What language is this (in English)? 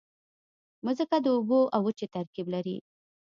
Pashto